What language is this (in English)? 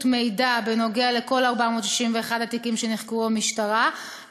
Hebrew